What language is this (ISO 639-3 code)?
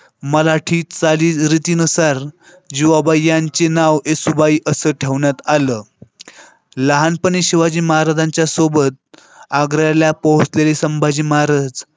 mar